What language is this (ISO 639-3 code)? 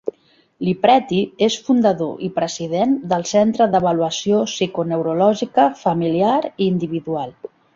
cat